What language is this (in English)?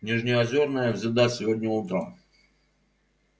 Russian